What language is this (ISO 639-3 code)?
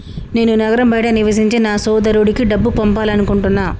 tel